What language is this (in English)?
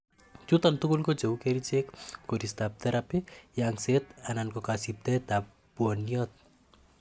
Kalenjin